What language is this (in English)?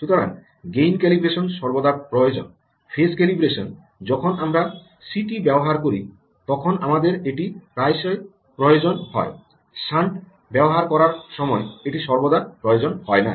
Bangla